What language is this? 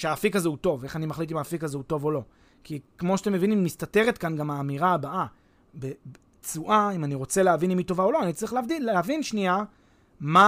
Hebrew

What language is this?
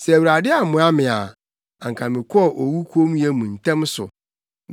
Akan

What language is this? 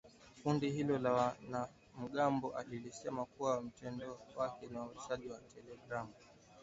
Swahili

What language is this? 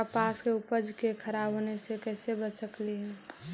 Magahi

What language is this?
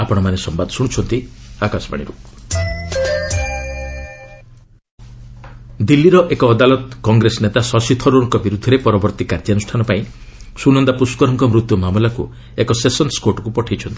Odia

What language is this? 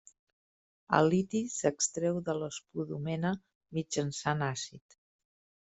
Catalan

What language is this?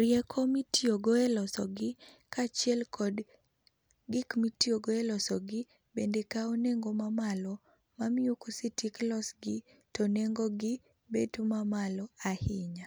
Luo (Kenya and Tanzania)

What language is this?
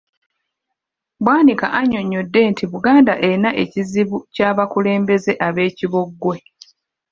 Ganda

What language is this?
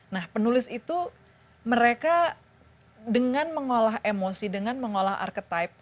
Indonesian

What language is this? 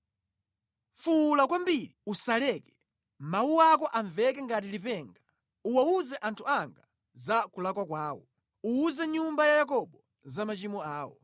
Nyanja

